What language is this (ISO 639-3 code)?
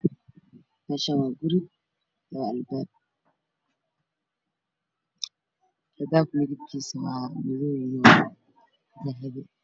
som